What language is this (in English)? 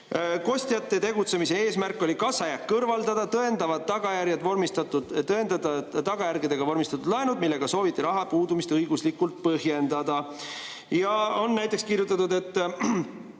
Estonian